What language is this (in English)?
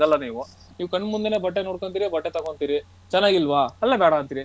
Kannada